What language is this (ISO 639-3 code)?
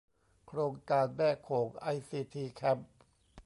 tha